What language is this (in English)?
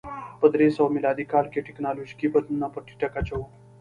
Pashto